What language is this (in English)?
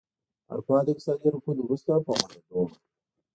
Pashto